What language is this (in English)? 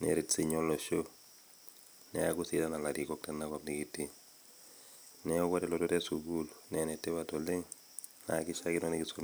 Masai